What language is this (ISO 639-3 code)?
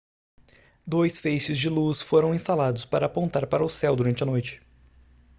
por